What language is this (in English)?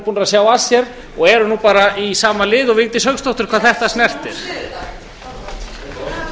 Icelandic